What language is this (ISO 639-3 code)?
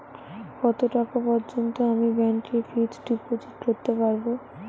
ben